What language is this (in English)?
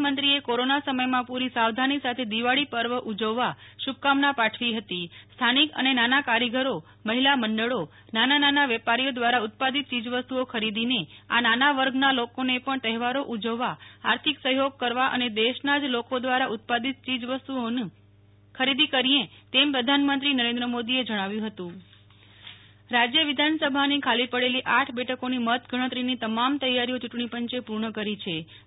Gujarati